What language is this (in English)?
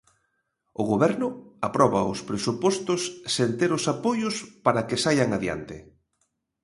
Galician